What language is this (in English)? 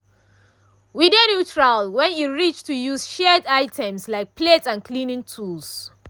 Nigerian Pidgin